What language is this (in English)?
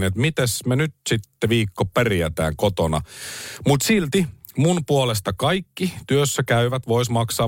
Finnish